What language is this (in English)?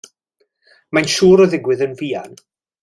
Welsh